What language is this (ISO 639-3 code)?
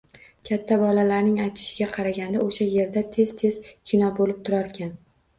uzb